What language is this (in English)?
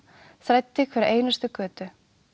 Icelandic